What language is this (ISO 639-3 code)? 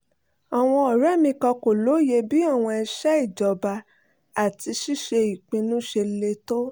yor